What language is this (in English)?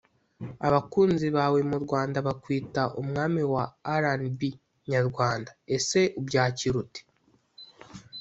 Kinyarwanda